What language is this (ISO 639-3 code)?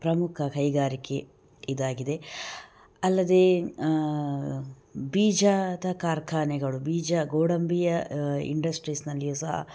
kan